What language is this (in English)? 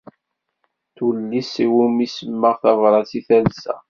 Kabyle